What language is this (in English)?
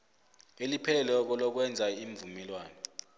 South Ndebele